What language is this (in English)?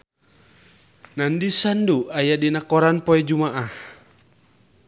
Sundanese